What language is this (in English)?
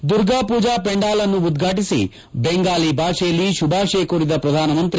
Kannada